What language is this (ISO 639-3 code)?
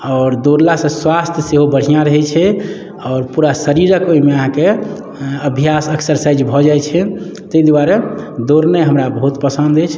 mai